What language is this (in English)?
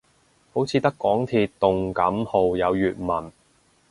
Cantonese